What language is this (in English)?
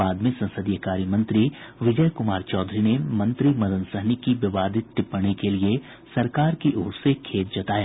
Hindi